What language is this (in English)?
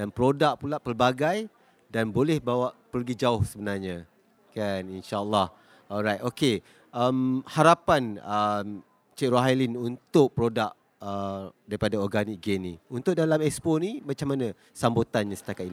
Malay